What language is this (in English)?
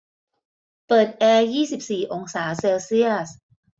Thai